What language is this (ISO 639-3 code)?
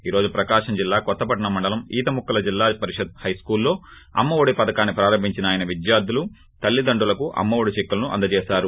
tel